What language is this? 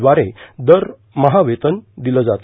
Marathi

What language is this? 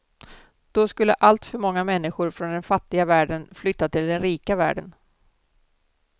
Swedish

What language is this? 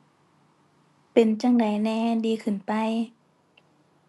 Thai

